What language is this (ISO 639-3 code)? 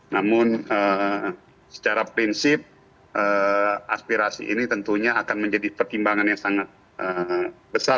ind